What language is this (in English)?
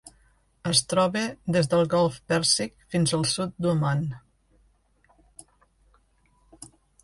Catalan